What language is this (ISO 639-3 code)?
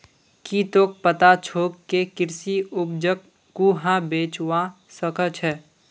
mag